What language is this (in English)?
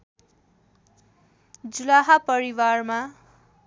Nepali